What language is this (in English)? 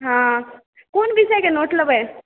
Maithili